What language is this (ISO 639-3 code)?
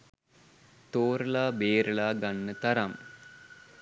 sin